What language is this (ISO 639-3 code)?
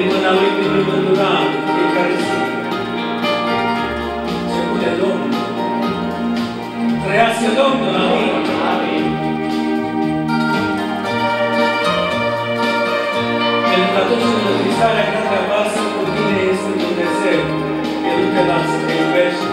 ron